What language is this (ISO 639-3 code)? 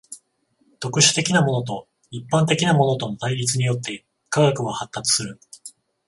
jpn